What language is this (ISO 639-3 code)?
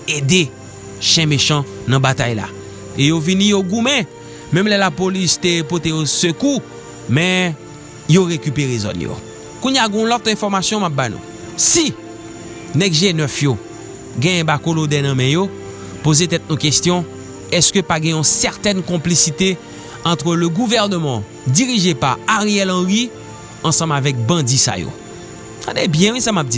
fra